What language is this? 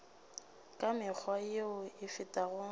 Northern Sotho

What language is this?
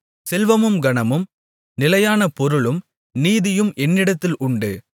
Tamil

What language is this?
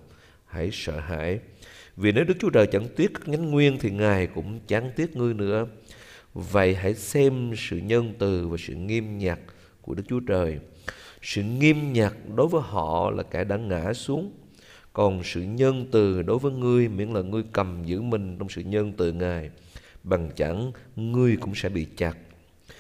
Vietnamese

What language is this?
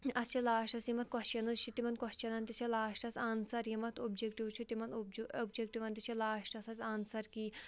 Kashmiri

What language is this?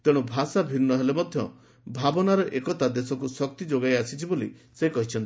Odia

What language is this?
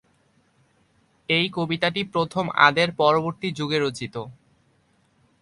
Bangla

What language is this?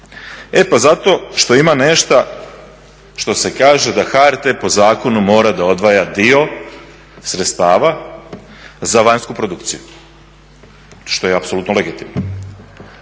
Croatian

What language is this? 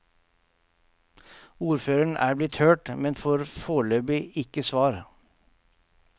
Norwegian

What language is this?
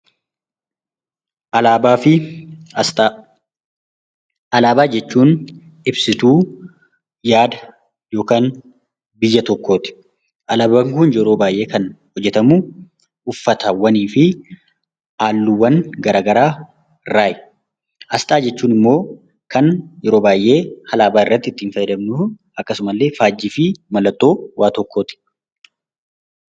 Oromo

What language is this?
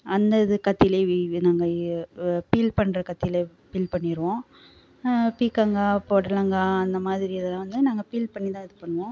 Tamil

